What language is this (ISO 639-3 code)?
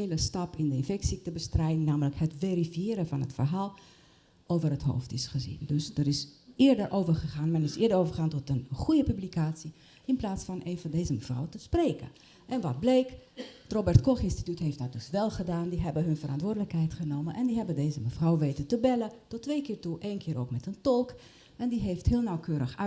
nld